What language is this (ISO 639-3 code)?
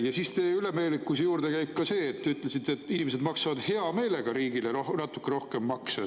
est